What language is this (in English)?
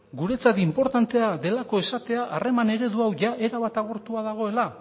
Basque